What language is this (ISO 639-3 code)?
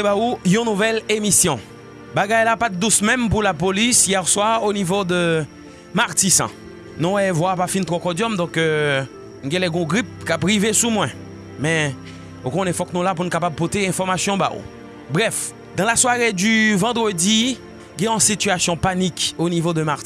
fra